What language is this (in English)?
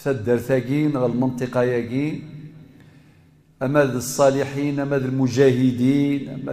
Arabic